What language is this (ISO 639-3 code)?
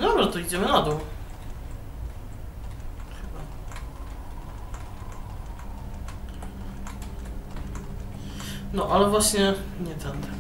pol